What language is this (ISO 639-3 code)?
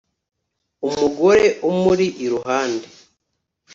kin